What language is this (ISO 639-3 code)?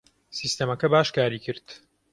ckb